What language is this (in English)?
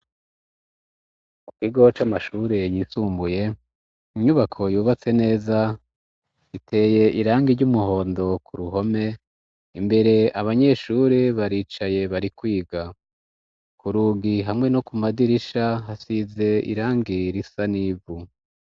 Rundi